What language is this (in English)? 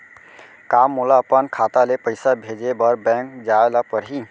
Chhattisgarhi